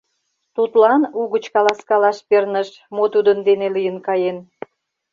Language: Mari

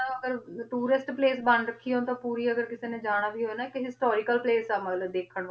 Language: Punjabi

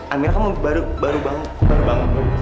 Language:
Indonesian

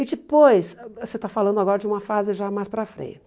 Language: Portuguese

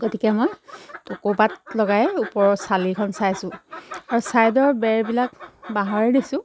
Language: Assamese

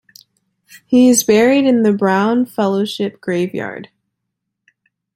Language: English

